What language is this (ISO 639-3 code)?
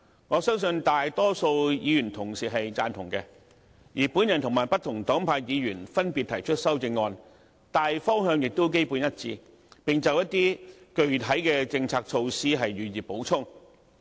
yue